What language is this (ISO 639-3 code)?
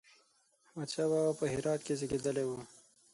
pus